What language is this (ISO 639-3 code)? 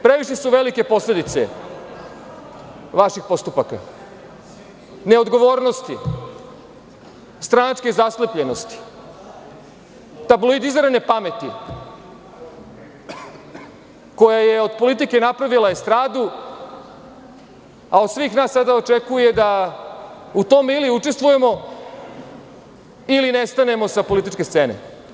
srp